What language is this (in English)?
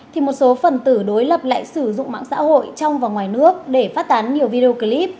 Vietnamese